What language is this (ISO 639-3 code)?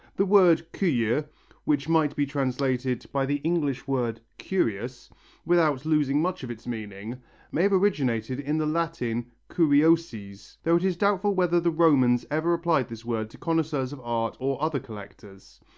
eng